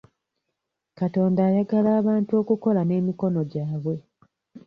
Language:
Ganda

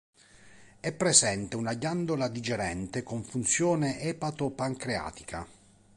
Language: Italian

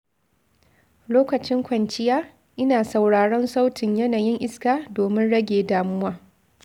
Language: Hausa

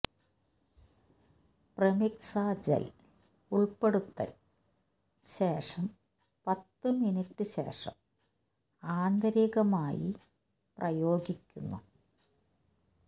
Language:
Malayalam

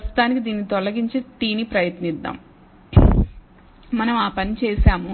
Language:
Telugu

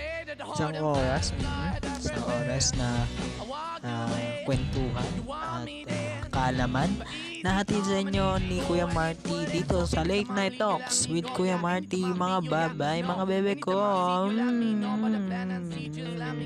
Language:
Filipino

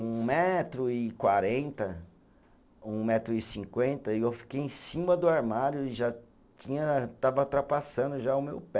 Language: Portuguese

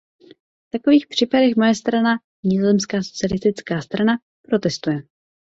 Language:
Czech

